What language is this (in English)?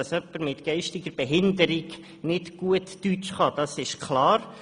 Swiss German